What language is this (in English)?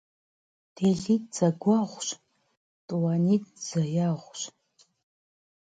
Kabardian